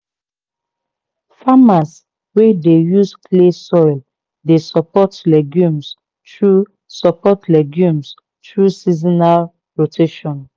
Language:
Nigerian Pidgin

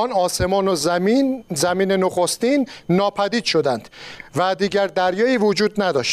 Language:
Persian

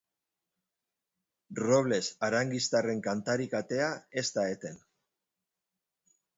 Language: Basque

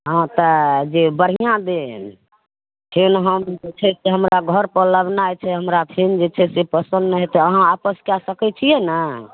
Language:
Maithili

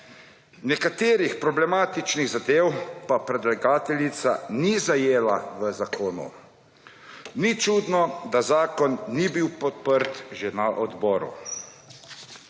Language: Slovenian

